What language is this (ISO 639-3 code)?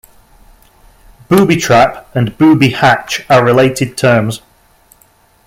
eng